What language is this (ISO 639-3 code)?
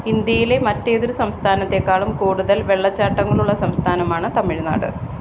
mal